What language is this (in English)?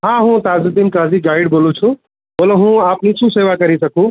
Gujarati